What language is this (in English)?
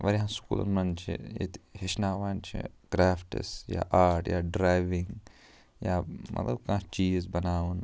Kashmiri